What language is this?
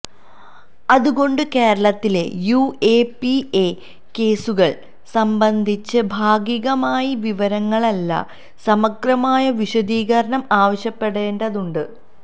Malayalam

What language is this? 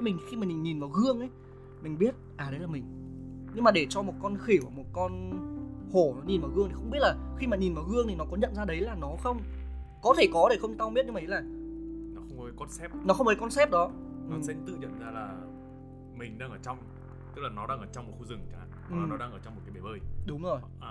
Vietnamese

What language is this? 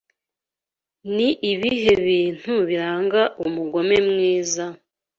Kinyarwanda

